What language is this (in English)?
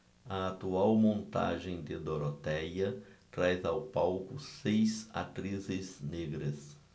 Portuguese